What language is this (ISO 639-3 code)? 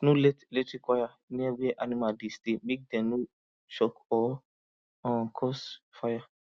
pcm